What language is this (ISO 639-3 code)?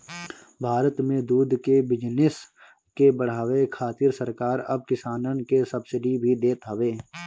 bho